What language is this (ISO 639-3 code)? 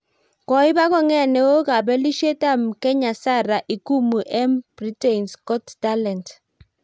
kln